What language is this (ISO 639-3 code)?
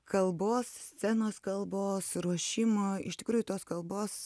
lit